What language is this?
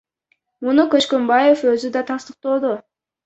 Kyrgyz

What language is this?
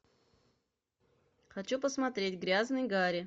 Russian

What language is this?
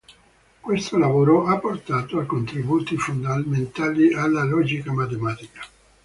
Italian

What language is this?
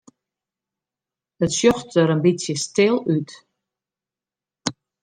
Western Frisian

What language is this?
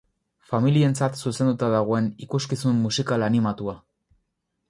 Basque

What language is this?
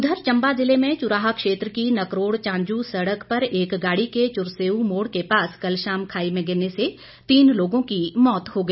Hindi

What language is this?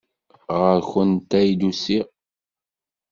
Kabyle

